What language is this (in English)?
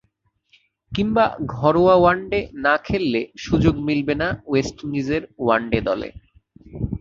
Bangla